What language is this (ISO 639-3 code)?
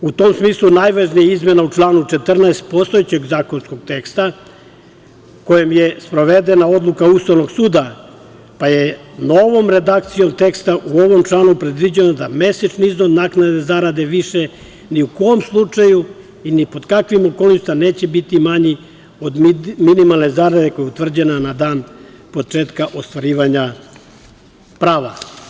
srp